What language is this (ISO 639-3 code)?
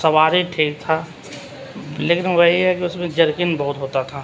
urd